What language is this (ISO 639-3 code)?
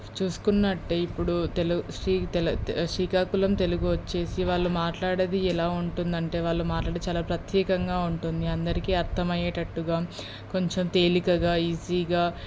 tel